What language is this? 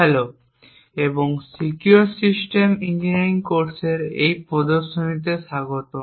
Bangla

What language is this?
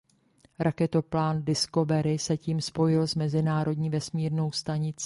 Czech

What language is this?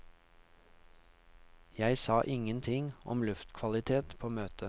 Norwegian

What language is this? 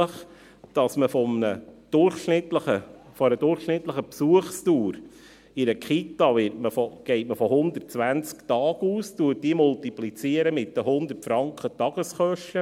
Swiss German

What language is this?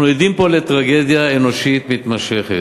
Hebrew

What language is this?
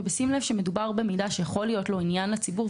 Hebrew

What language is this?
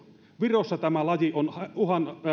Finnish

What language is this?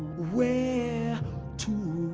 English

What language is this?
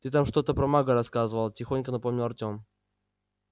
Russian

